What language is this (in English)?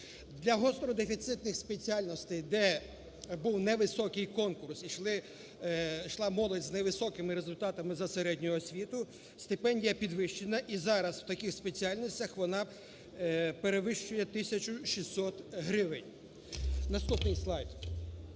Ukrainian